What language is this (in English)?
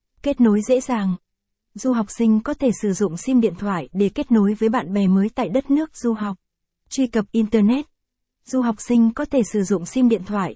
Vietnamese